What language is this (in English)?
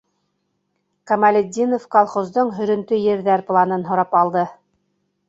Bashkir